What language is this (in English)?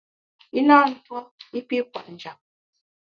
Bamun